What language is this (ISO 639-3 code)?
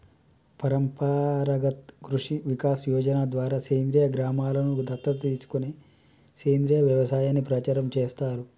tel